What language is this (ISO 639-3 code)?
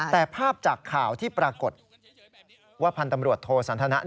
tha